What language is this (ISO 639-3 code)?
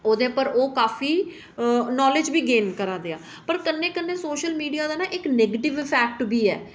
doi